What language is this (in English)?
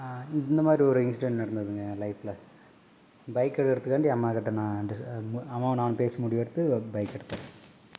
Tamil